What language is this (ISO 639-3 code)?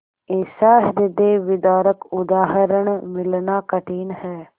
hin